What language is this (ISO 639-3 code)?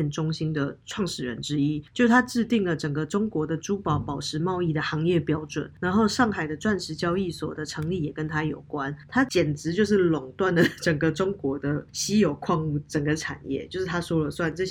zho